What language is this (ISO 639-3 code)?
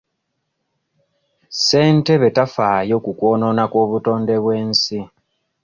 lug